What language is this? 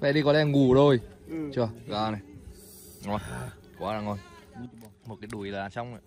Vietnamese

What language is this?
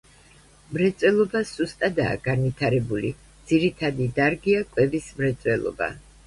Georgian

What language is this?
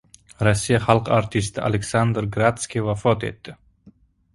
Uzbek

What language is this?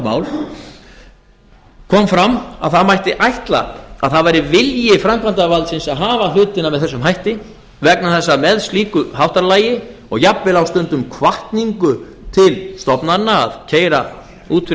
Icelandic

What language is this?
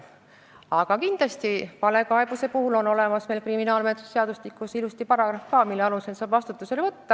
Estonian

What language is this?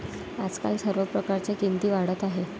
Marathi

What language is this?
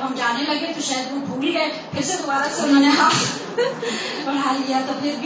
Urdu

